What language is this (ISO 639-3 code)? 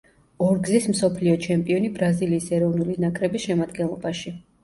kat